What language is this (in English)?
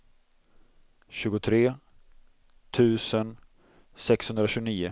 Swedish